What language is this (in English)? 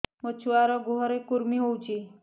Odia